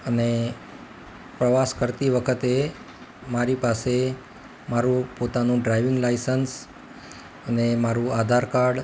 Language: Gujarati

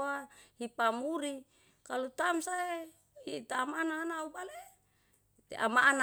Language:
Yalahatan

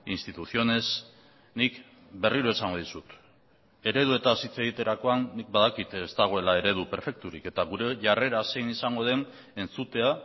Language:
Basque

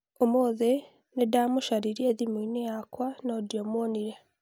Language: Kikuyu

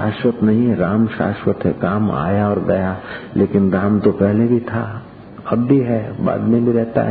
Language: Hindi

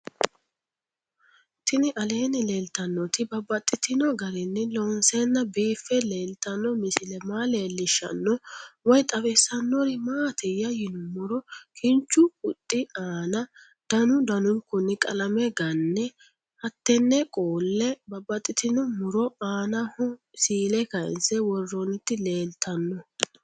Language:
Sidamo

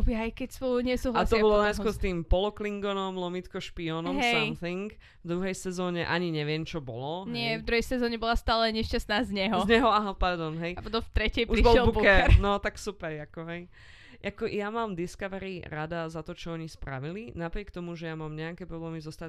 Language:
Slovak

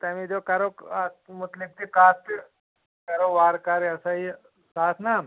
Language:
Kashmiri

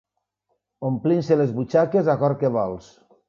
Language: Catalan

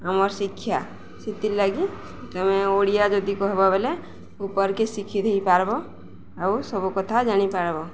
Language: Odia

